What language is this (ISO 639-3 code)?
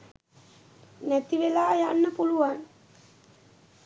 sin